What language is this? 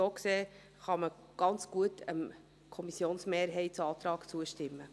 Swiss German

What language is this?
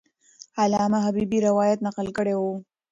Pashto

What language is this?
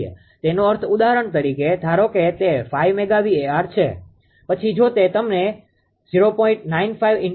Gujarati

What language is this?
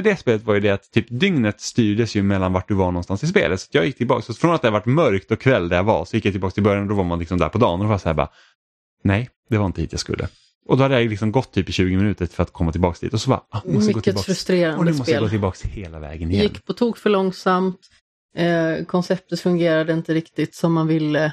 Swedish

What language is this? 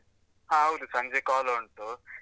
Kannada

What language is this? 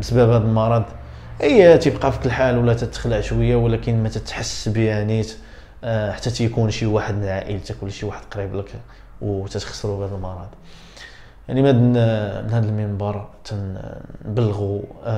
Arabic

